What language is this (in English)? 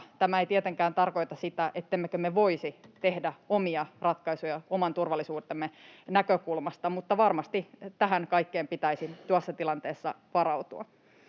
Finnish